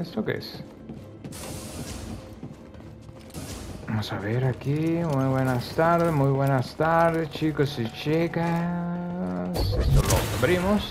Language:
Spanish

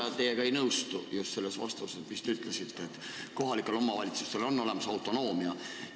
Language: Estonian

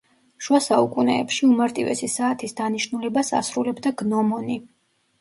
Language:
Georgian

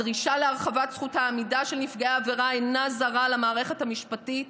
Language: Hebrew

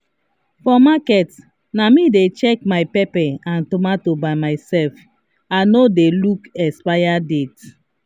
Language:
Nigerian Pidgin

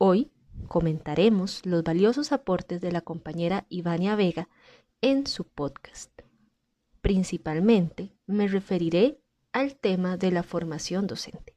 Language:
Spanish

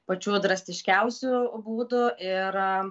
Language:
Lithuanian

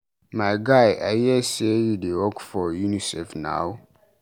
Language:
Nigerian Pidgin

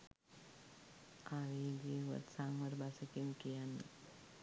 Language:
Sinhala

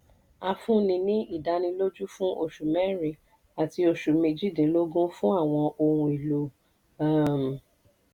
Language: Yoruba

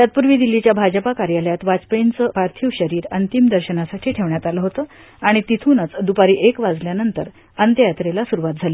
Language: Marathi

